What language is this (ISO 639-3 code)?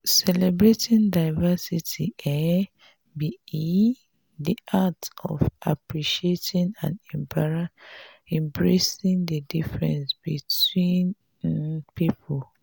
pcm